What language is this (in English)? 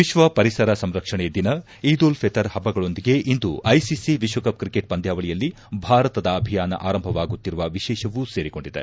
Kannada